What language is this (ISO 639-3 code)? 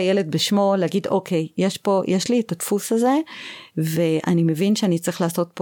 heb